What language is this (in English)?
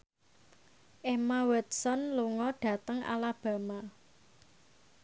Javanese